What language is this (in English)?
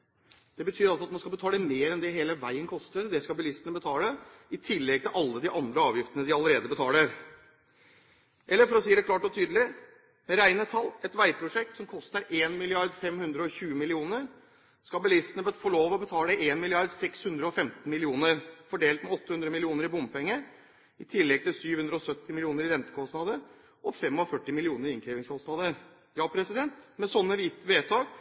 Norwegian Bokmål